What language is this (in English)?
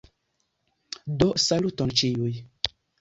Esperanto